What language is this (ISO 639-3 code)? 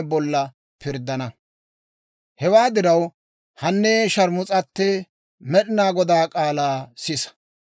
dwr